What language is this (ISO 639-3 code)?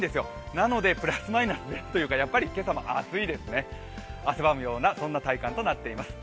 jpn